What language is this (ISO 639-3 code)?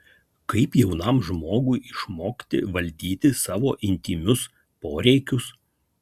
lit